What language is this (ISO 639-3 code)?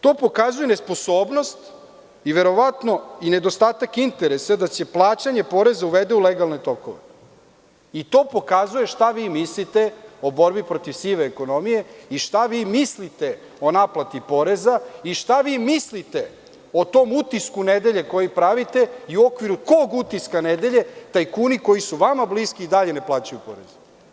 srp